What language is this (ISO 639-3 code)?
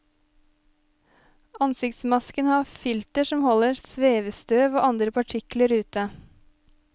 nor